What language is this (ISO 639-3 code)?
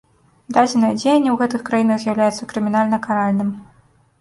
bel